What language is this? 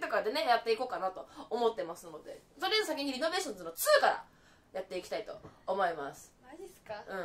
Japanese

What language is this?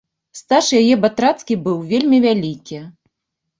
Belarusian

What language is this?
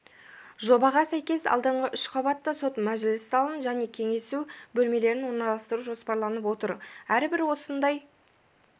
Kazakh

